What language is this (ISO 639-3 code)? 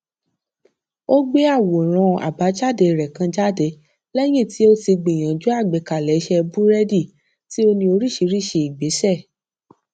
yor